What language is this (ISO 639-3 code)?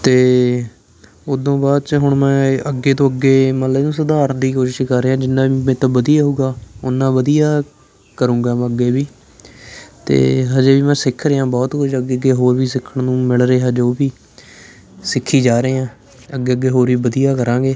pan